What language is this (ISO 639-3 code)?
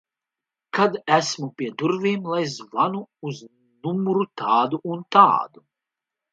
lav